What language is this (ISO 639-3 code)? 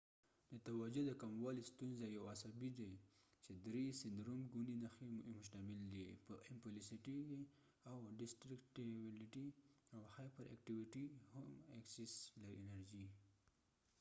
pus